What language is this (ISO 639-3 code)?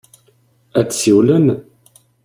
kab